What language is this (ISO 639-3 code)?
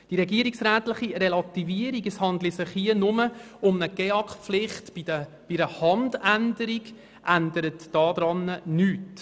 gsw